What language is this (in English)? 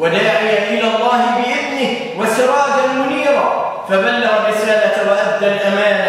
Arabic